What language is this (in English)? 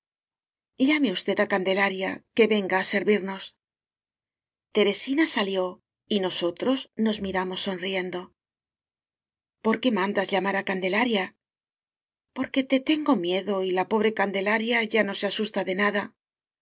Spanish